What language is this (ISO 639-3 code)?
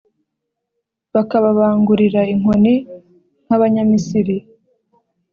kin